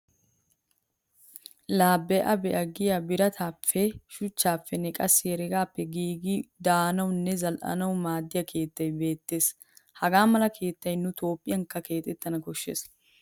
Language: Wolaytta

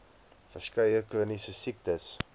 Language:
Afrikaans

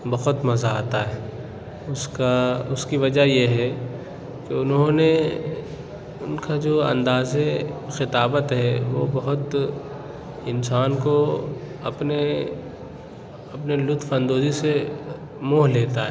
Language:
Urdu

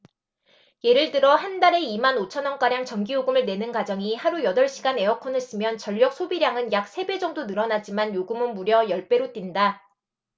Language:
Korean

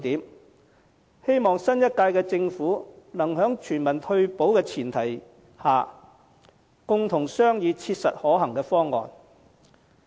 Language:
Cantonese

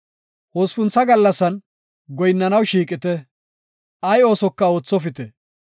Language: Gofa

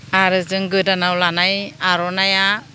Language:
Bodo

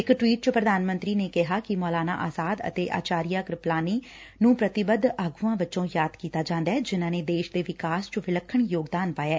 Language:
Punjabi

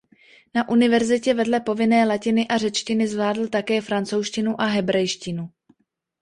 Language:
Czech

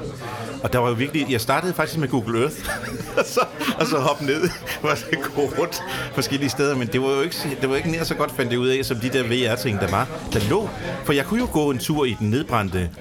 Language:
Danish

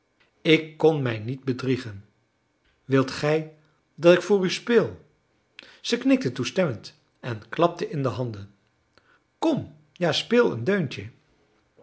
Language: Dutch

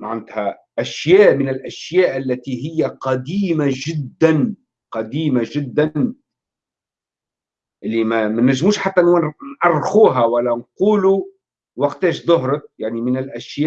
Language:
Arabic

